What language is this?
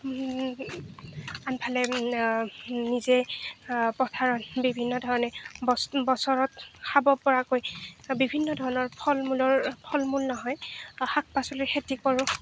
Assamese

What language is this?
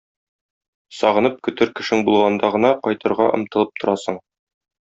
Tatar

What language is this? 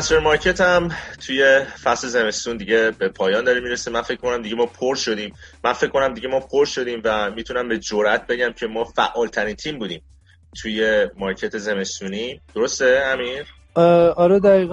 Persian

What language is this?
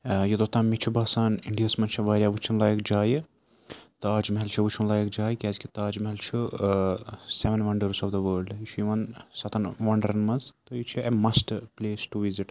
Kashmiri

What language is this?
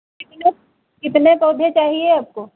Hindi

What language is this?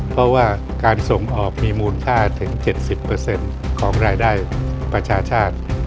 Thai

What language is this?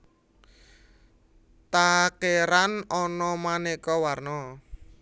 Javanese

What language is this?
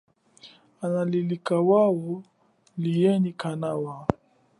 Chokwe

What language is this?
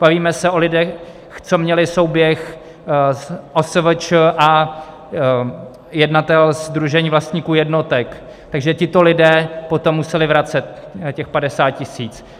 Czech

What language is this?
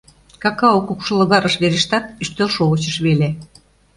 Mari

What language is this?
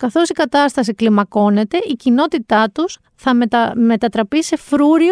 Greek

